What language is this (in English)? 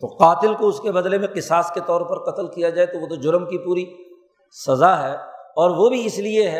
Urdu